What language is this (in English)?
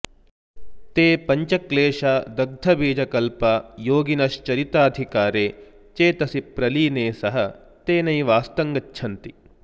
Sanskrit